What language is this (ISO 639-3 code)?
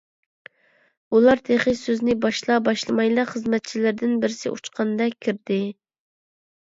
uig